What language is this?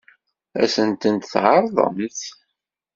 Kabyle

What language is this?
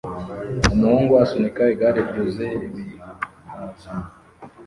Kinyarwanda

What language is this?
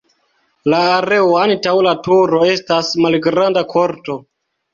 Esperanto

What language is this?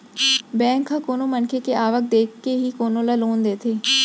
Chhattisgarhi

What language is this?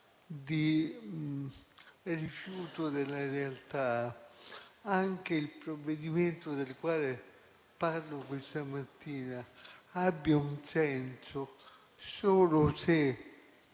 Italian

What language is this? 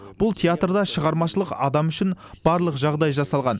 Kazakh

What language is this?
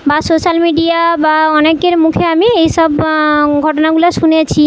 Bangla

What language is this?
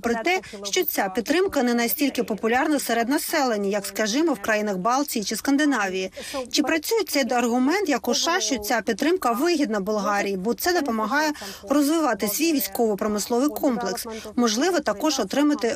Ukrainian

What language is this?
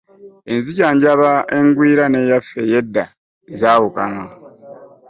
Ganda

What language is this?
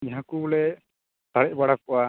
Santali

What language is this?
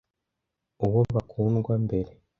Kinyarwanda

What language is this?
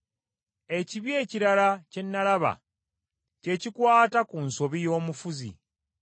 Ganda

